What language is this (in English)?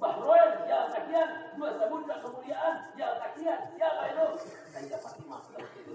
Indonesian